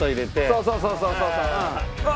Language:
Japanese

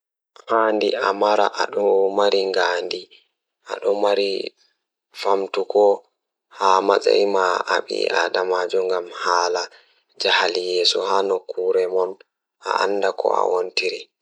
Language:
Fula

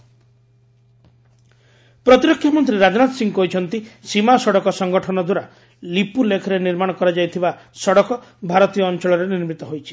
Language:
Odia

